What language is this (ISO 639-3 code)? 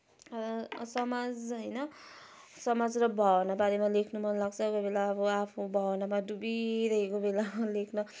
nep